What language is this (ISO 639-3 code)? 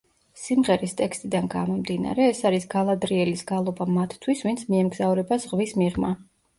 kat